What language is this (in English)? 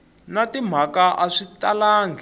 Tsonga